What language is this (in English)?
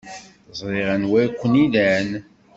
Kabyle